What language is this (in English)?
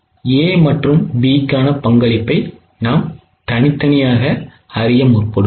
Tamil